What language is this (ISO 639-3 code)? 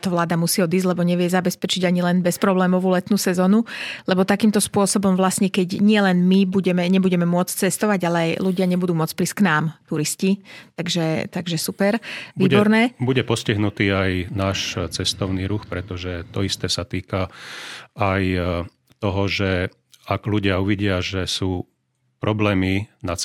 slk